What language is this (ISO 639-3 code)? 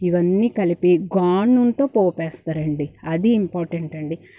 tel